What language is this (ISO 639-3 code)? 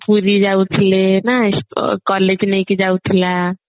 ori